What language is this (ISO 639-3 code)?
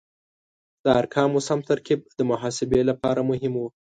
pus